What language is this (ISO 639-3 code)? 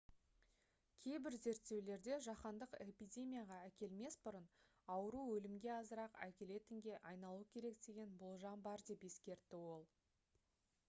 kaz